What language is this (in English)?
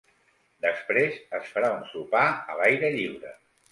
Catalan